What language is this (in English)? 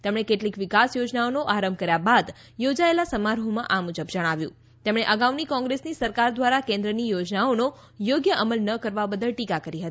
Gujarati